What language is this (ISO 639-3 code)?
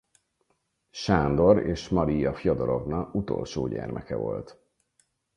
hun